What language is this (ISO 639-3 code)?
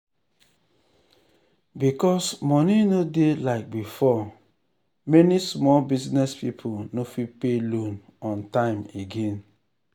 pcm